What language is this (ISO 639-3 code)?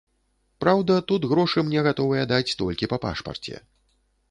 bel